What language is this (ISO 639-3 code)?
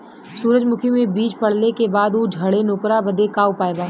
bho